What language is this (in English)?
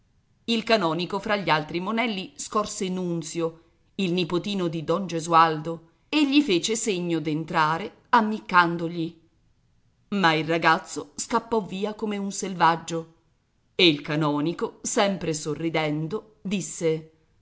Italian